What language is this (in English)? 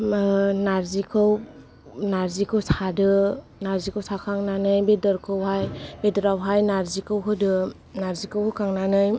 Bodo